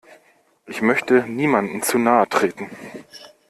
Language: German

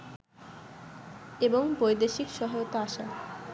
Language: Bangla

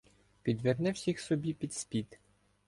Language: Ukrainian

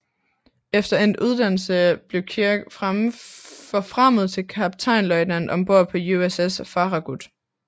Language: Danish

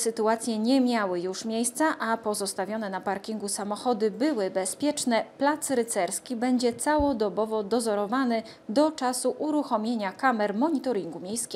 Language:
Polish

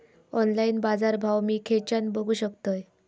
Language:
Marathi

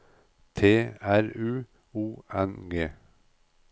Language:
Norwegian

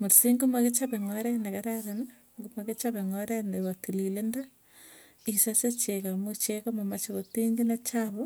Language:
Tugen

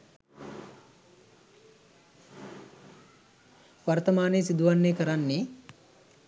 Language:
Sinhala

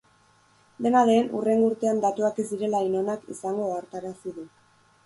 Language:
Basque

